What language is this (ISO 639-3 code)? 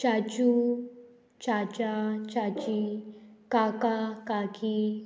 kok